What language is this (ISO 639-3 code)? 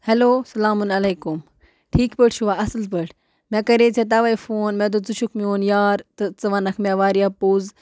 kas